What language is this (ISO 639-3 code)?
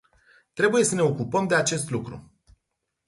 ron